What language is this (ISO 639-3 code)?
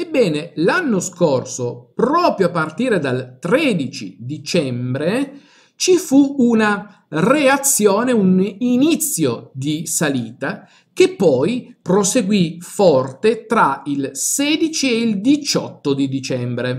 ita